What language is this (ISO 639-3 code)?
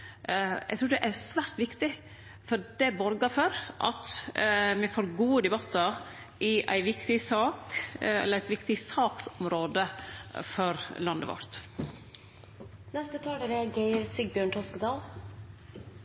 nor